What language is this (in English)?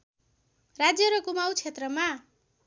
Nepali